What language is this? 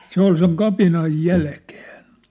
Finnish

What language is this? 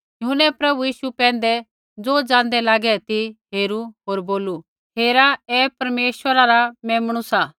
Kullu Pahari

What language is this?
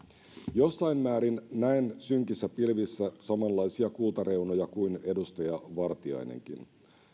Finnish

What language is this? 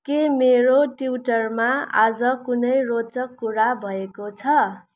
Nepali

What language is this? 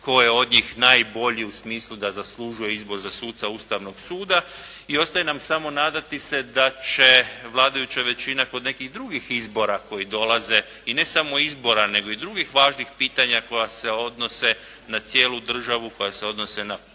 Croatian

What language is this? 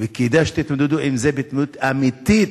Hebrew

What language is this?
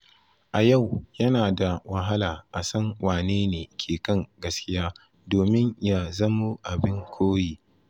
Hausa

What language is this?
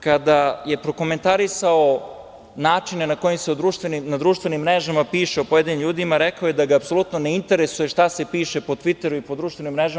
Serbian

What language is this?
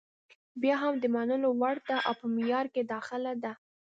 Pashto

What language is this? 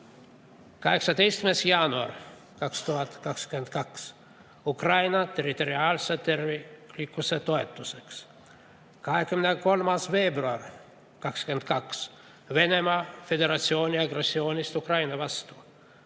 Estonian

